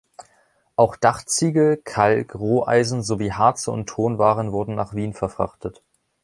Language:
German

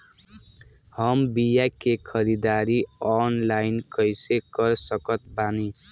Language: Bhojpuri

